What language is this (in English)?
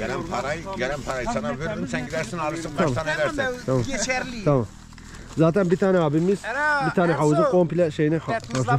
Turkish